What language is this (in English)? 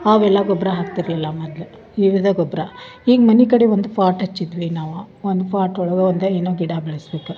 Kannada